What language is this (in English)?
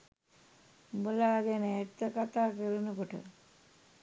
Sinhala